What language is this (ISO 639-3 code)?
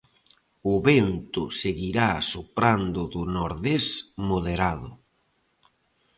glg